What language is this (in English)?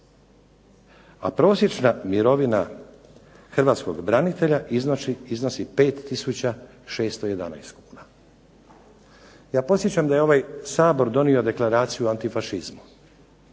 Croatian